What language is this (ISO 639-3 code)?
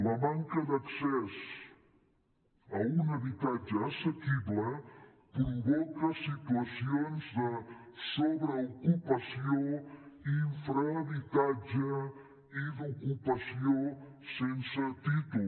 cat